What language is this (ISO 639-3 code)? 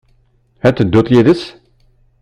kab